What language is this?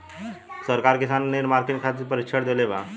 Bhojpuri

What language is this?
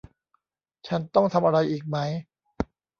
Thai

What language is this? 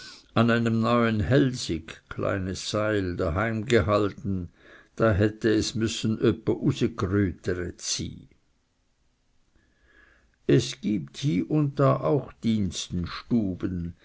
German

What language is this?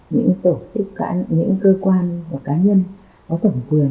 Vietnamese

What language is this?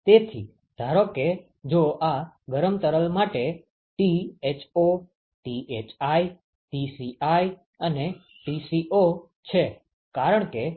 Gujarati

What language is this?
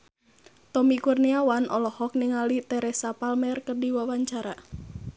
Sundanese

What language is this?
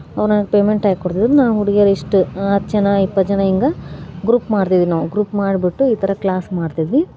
Kannada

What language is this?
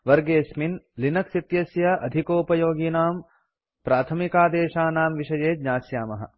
Sanskrit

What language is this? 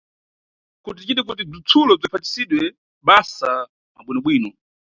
Nyungwe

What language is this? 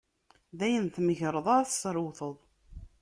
Kabyle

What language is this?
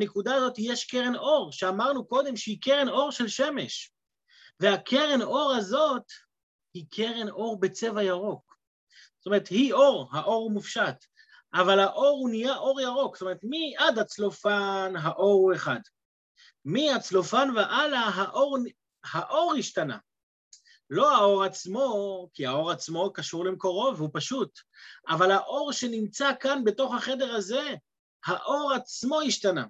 Hebrew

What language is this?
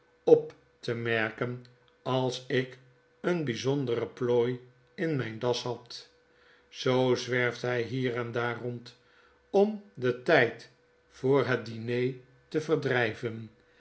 Dutch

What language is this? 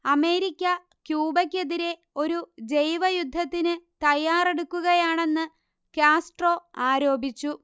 Malayalam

